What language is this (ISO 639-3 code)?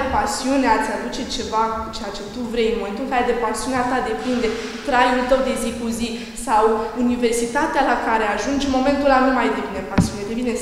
ron